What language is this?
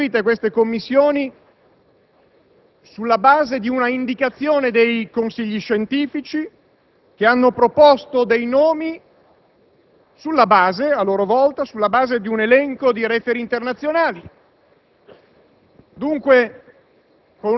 Italian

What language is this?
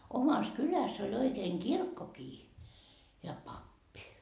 Finnish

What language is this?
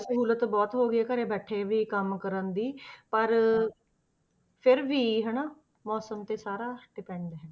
Punjabi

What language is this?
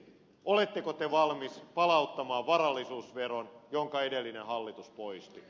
Finnish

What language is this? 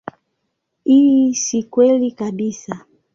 Swahili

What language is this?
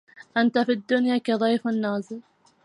Arabic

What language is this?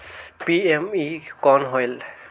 Chhattisgarhi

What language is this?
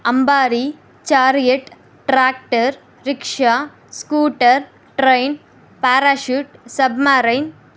Telugu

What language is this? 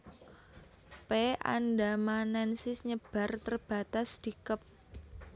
Javanese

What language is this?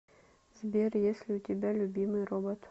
Russian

